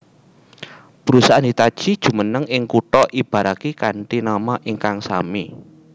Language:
Javanese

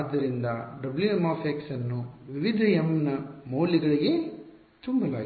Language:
Kannada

